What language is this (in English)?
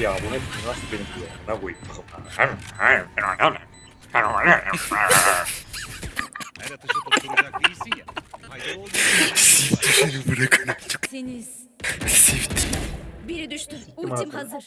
Turkish